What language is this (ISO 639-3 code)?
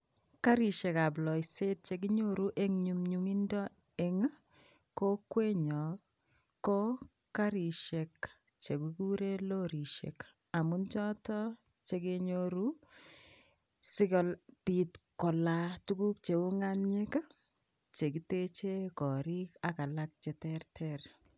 kln